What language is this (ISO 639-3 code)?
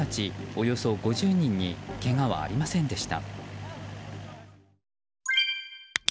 jpn